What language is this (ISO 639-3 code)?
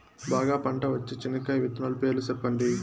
tel